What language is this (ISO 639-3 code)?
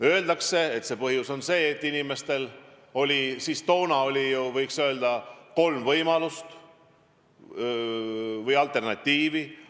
est